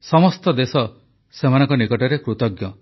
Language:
Odia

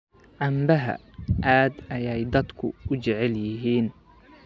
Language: Somali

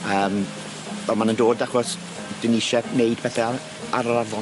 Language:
Welsh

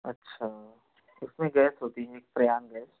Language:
Hindi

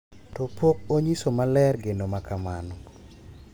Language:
Luo (Kenya and Tanzania)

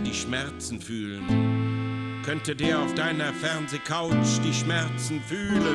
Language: German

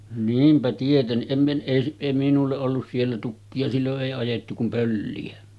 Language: Finnish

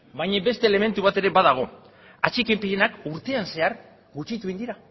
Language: Basque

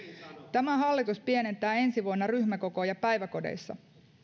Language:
Finnish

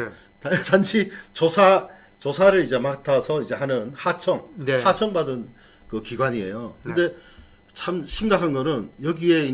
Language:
Korean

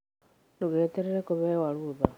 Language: Kikuyu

